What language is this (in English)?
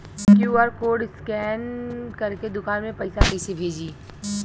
Bhojpuri